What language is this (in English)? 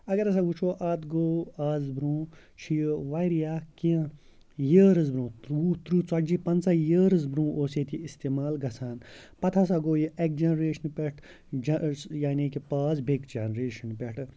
Kashmiri